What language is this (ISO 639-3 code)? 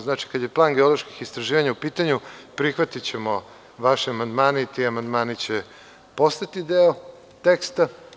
srp